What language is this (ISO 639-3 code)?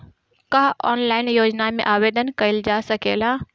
bho